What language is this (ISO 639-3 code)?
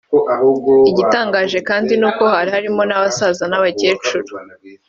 kin